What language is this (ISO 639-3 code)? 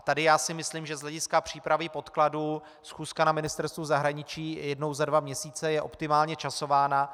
ces